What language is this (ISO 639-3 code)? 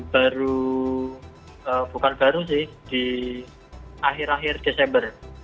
ind